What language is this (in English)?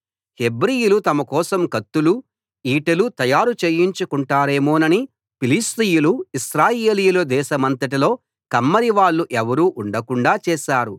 Telugu